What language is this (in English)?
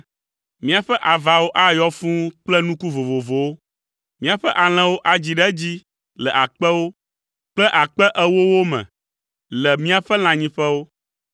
Ewe